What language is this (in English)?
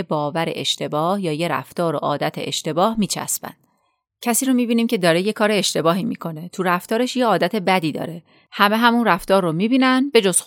Persian